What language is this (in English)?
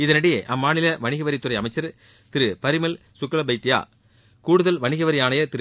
Tamil